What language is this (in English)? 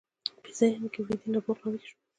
Pashto